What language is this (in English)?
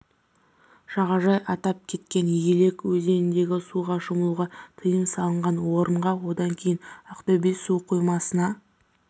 Kazakh